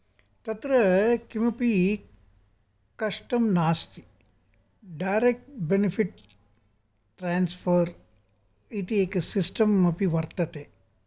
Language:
Sanskrit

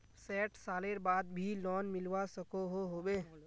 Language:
Magahi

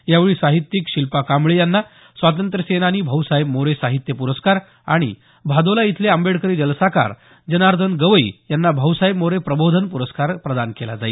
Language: Marathi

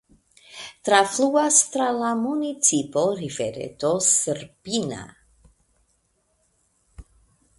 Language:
Esperanto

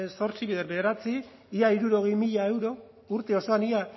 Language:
Basque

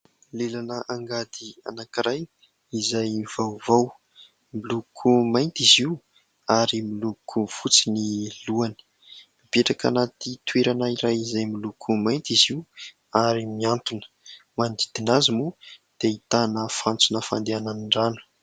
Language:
Malagasy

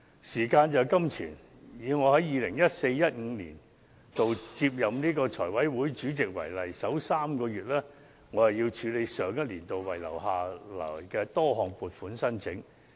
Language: Cantonese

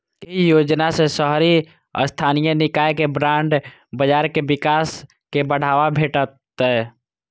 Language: Maithili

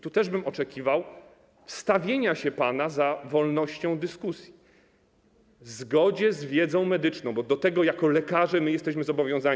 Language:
Polish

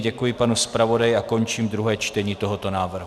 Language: Czech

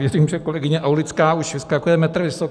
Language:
Czech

